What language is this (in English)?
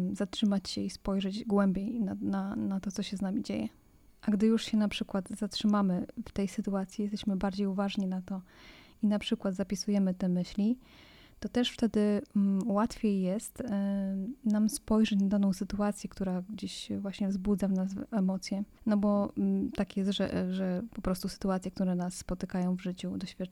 Polish